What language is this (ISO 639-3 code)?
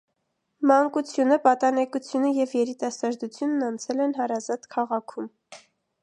hye